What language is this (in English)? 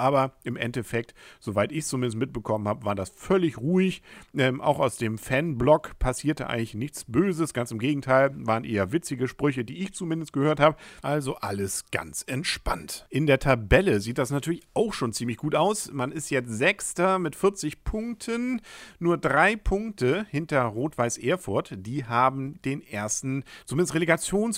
German